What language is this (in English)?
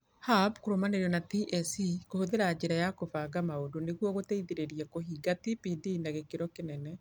Kikuyu